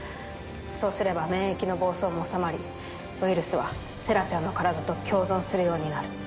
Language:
Japanese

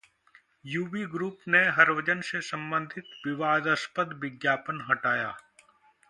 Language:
Hindi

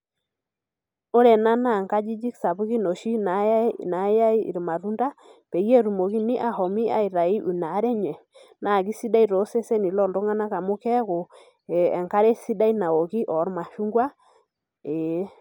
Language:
Masai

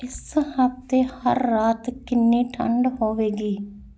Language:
Punjabi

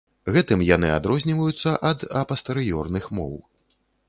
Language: Belarusian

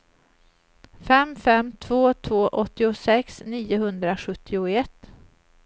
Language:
Swedish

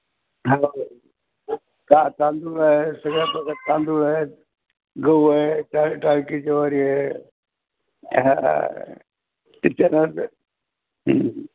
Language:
Marathi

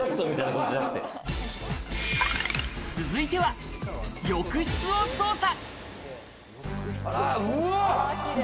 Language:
Japanese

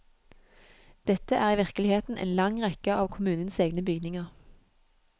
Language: Norwegian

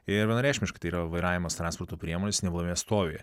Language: Lithuanian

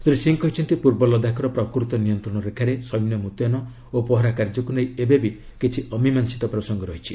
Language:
Odia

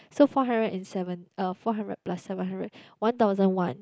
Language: English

